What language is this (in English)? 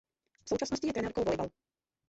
Czech